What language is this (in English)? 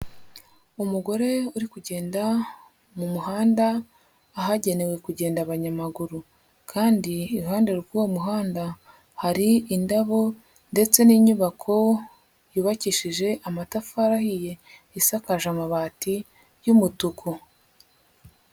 Kinyarwanda